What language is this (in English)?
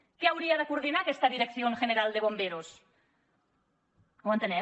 Catalan